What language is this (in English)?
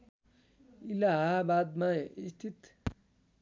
Nepali